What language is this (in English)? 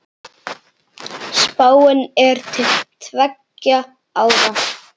Icelandic